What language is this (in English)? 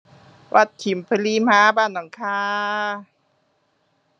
Thai